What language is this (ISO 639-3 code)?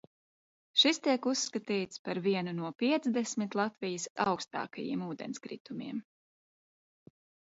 lav